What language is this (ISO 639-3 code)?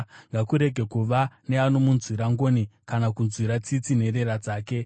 sna